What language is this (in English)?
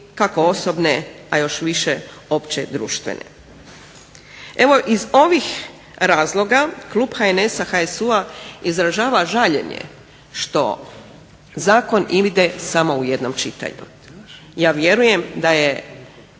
Croatian